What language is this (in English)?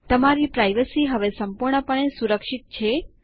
Gujarati